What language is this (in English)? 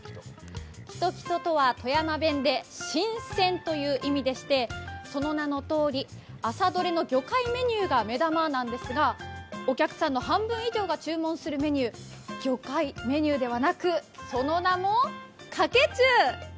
Japanese